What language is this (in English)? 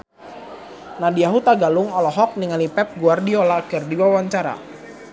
Sundanese